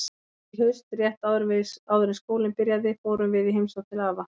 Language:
Icelandic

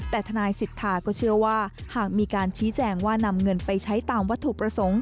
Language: Thai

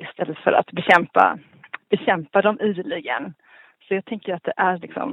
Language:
Swedish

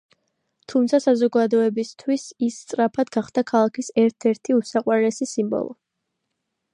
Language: Georgian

